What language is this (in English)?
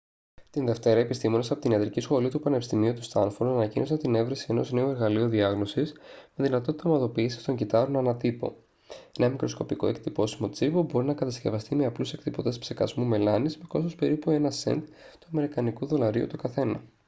Greek